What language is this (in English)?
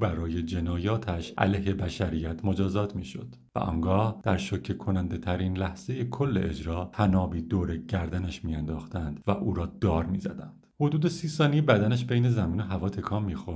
Persian